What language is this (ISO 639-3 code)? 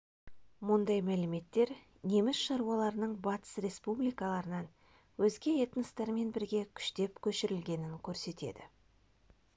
kaz